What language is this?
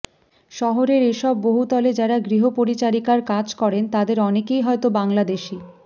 Bangla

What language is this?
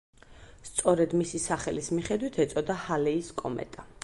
Georgian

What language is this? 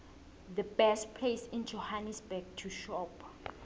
South Ndebele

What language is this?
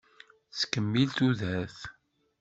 Kabyle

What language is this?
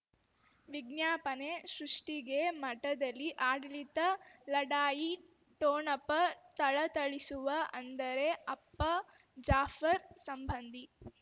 Kannada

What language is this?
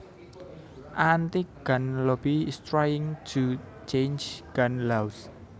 Javanese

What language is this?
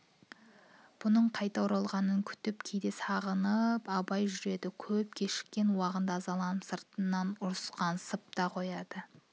Kazakh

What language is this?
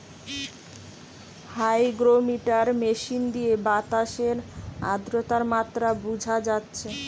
Bangla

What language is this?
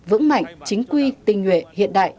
Vietnamese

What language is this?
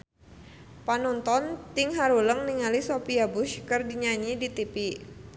Sundanese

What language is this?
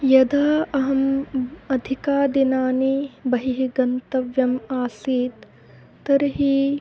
Sanskrit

